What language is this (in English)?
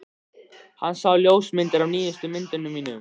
Icelandic